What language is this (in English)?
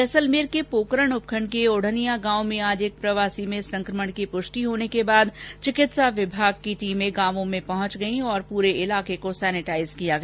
Hindi